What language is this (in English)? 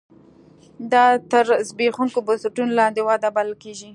Pashto